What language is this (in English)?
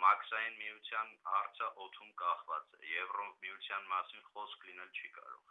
Armenian